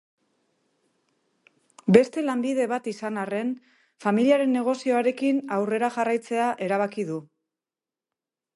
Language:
Basque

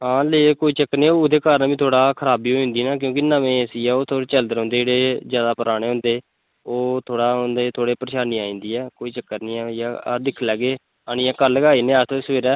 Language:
Dogri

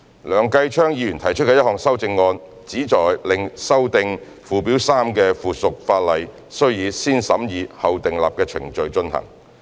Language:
Cantonese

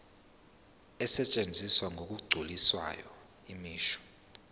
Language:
Zulu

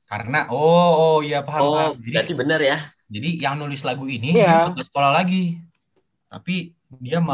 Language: Indonesian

